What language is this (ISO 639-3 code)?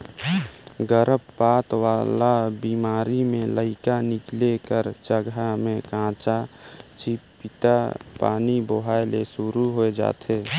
hne